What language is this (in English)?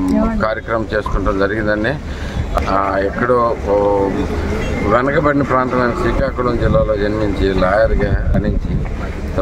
Indonesian